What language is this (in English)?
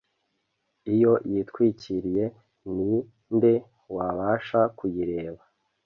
Kinyarwanda